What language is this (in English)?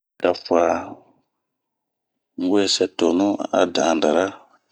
Bomu